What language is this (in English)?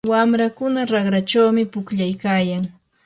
Yanahuanca Pasco Quechua